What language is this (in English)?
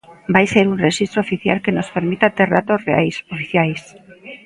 Galician